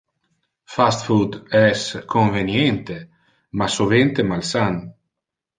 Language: Interlingua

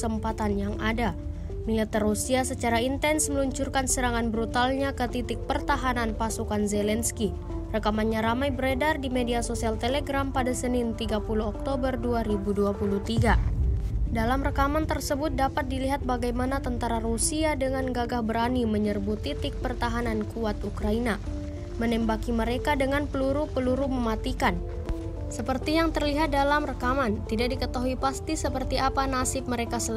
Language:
Indonesian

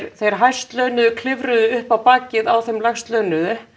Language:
Icelandic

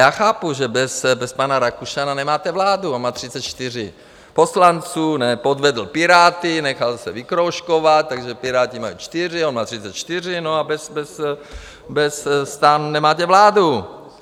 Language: Czech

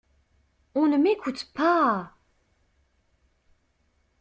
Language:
French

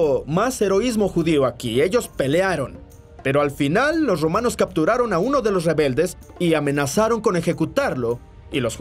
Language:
Spanish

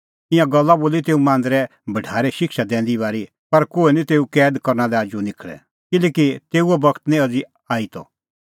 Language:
Kullu Pahari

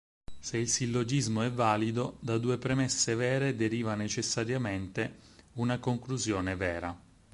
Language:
Italian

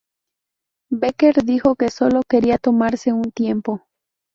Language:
Spanish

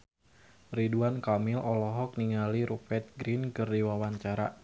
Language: Sundanese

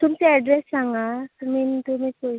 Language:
Konkani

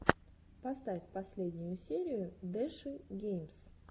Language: Russian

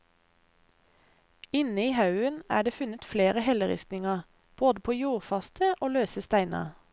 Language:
Norwegian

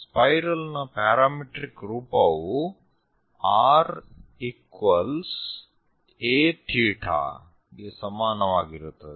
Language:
Kannada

